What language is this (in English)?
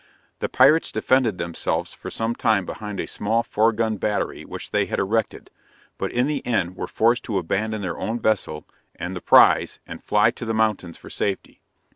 English